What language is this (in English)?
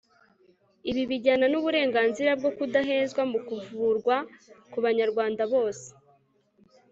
Kinyarwanda